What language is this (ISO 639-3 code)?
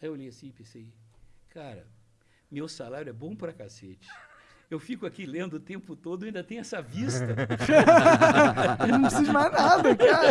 por